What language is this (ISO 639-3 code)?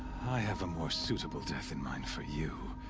eng